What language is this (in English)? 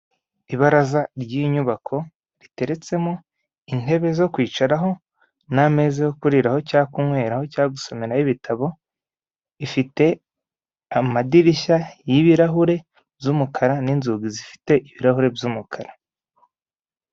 Kinyarwanda